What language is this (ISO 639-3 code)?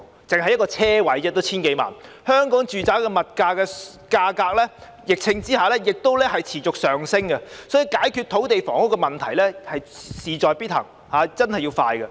yue